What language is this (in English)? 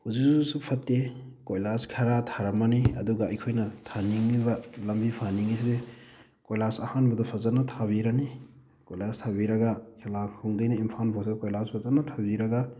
Manipuri